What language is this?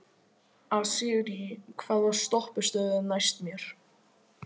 Icelandic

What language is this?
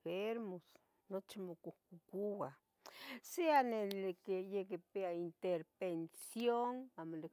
Tetelcingo Nahuatl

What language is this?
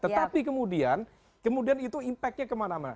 Indonesian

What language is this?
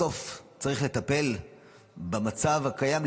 Hebrew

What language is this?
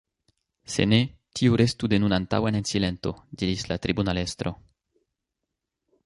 Esperanto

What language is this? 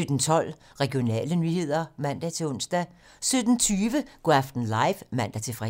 Danish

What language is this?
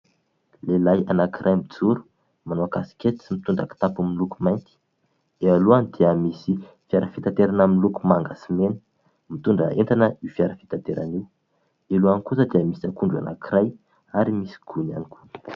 Malagasy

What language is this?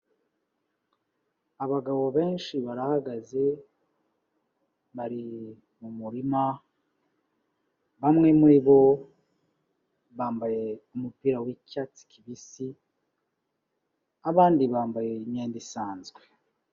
Kinyarwanda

